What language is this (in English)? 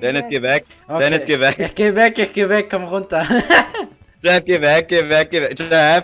German